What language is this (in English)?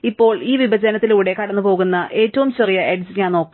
Malayalam